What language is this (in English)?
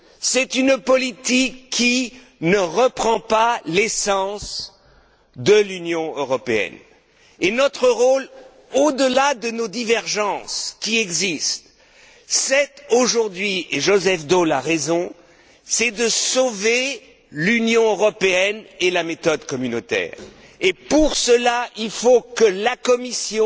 French